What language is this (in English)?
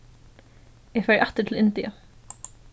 Faroese